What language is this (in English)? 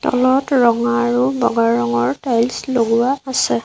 Assamese